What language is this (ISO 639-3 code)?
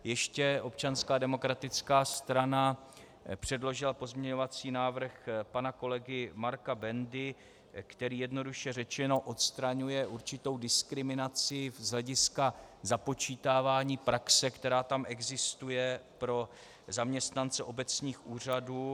ces